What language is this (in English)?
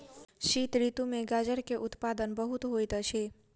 Maithili